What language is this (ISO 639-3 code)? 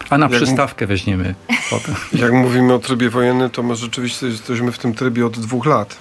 pol